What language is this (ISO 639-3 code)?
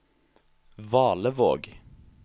nor